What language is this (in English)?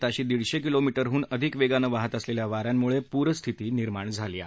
Marathi